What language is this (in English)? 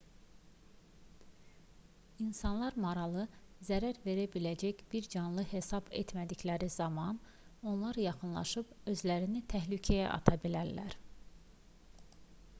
Azerbaijani